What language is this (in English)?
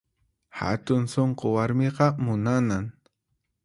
Puno Quechua